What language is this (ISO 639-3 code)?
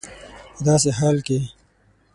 pus